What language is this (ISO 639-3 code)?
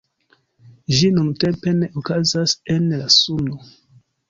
epo